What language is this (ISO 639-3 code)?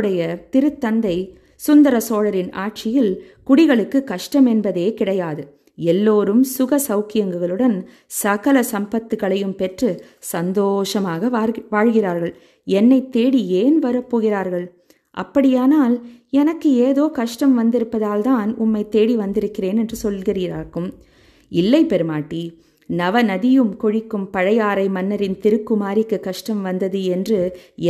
tam